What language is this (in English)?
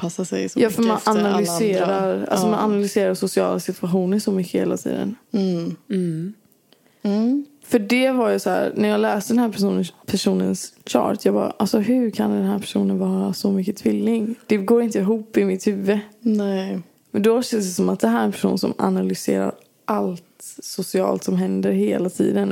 Swedish